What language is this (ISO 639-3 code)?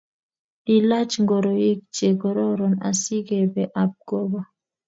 kln